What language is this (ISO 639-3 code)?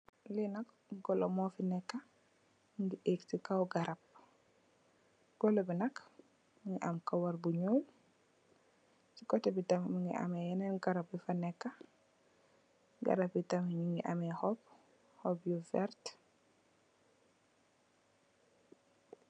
wol